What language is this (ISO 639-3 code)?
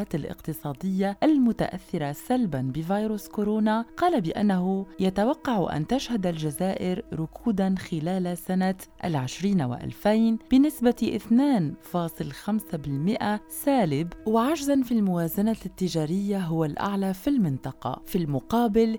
ara